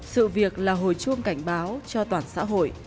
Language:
Vietnamese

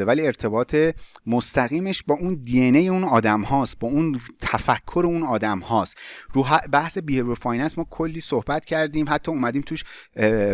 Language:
Persian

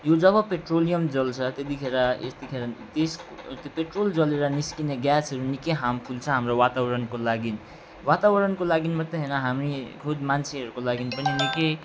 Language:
Nepali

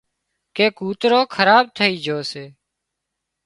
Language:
Wadiyara Koli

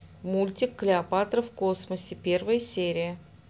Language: Russian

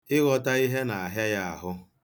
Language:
Igbo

